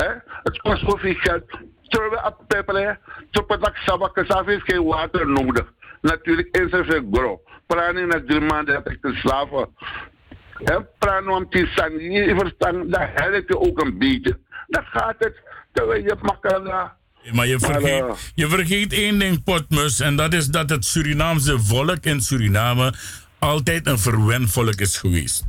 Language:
Dutch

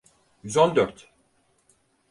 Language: Turkish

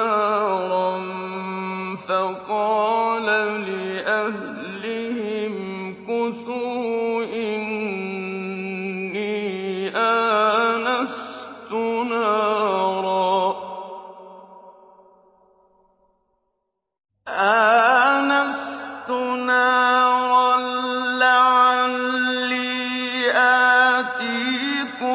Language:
Arabic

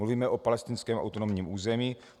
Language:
Czech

